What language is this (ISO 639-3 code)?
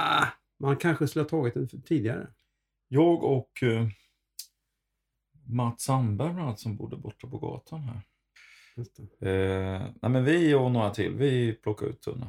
swe